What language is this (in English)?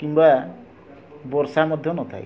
Odia